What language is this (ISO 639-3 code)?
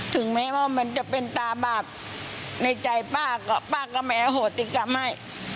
tha